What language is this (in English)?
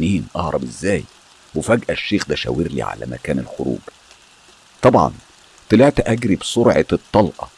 Arabic